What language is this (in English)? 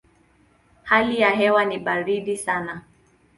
Swahili